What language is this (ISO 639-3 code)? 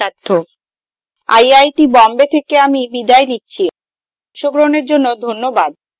ben